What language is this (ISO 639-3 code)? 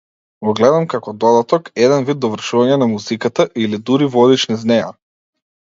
mkd